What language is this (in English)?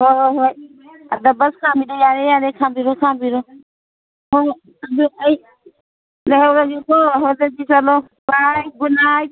Manipuri